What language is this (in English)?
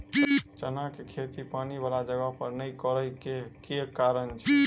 Maithili